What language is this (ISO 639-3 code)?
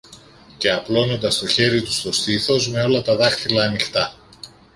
ell